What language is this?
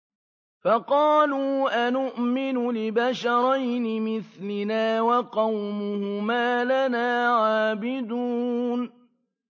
Arabic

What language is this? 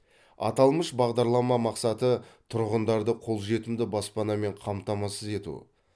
Kazakh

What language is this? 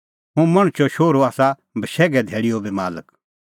Kullu Pahari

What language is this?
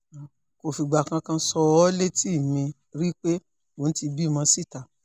Yoruba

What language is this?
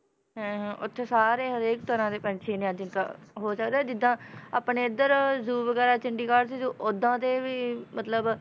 Punjabi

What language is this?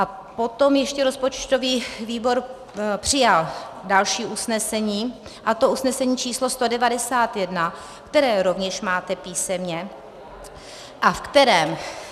Czech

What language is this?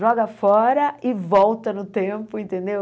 Portuguese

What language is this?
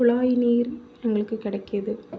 Tamil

